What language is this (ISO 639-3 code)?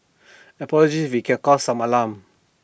eng